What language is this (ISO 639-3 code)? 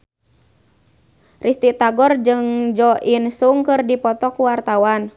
sun